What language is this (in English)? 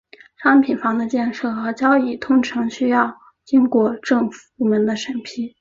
Chinese